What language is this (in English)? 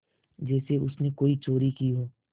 Hindi